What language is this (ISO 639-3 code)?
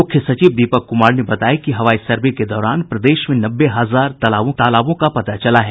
hin